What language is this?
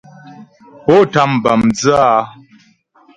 Ghomala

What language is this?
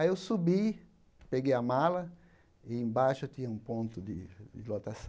Portuguese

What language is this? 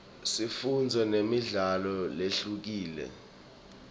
Swati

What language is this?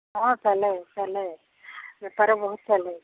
Odia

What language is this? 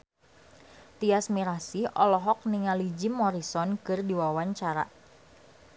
Sundanese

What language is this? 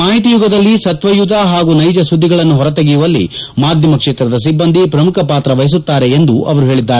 Kannada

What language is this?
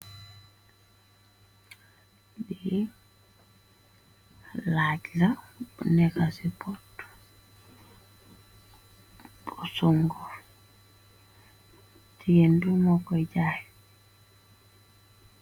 Wolof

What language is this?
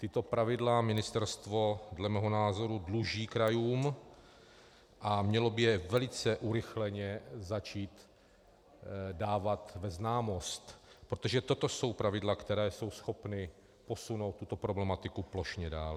Czech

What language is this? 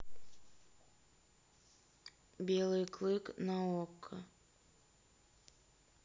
Russian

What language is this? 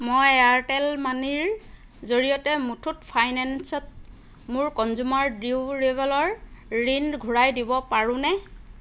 Assamese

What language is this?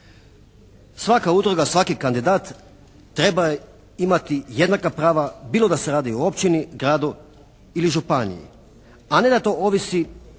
Croatian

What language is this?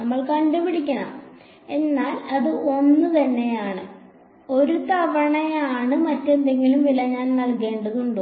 Malayalam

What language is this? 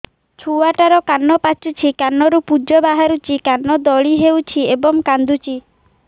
Odia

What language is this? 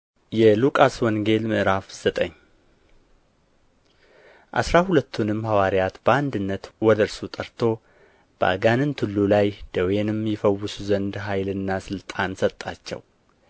Amharic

